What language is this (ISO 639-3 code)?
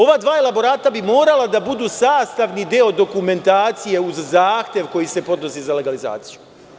srp